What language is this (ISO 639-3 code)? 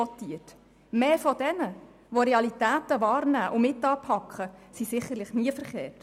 gsw